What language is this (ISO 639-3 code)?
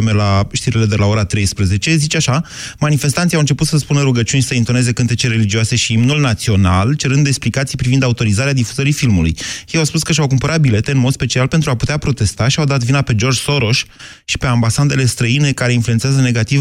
ron